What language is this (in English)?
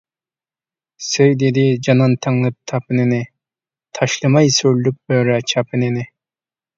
Uyghur